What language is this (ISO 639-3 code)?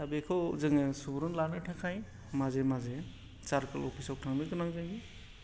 brx